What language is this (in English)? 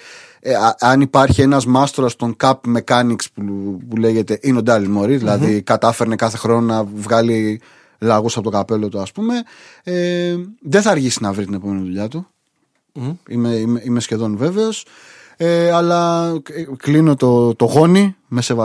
Greek